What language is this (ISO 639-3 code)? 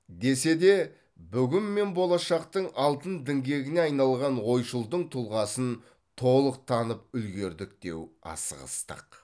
kaz